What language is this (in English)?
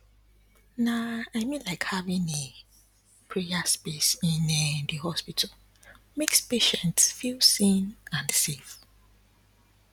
Nigerian Pidgin